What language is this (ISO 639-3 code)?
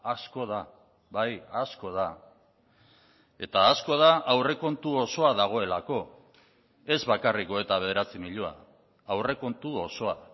eus